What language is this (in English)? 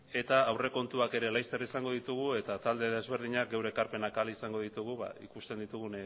Basque